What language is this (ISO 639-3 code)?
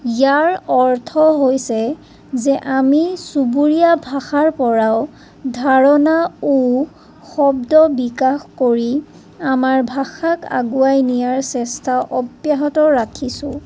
asm